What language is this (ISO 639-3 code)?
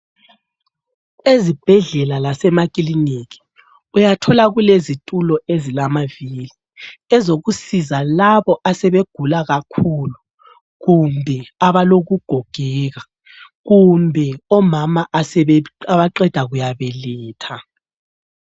nde